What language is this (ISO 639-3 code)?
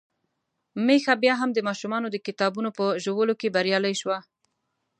pus